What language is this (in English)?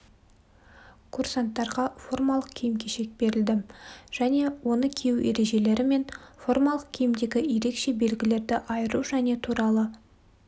Kazakh